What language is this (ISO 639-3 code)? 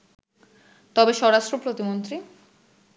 ben